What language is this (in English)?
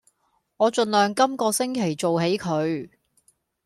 Cantonese